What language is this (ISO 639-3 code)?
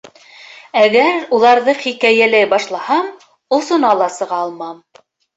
bak